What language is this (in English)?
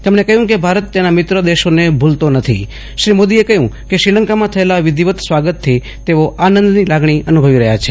Gujarati